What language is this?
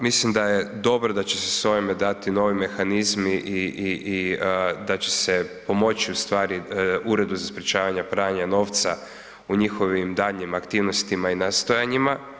Croatian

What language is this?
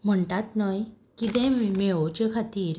Konkani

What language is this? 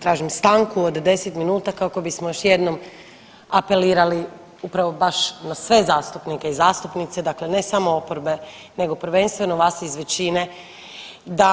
Croatian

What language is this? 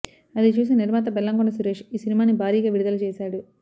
Telugu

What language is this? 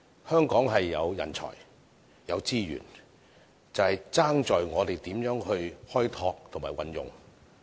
Cantonese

